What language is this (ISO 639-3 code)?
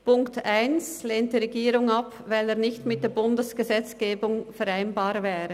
gsw